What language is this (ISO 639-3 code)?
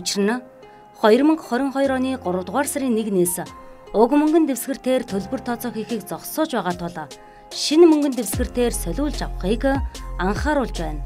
tur